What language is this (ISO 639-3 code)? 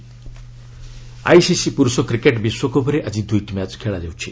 ori